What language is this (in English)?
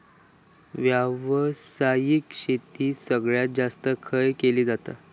Marathi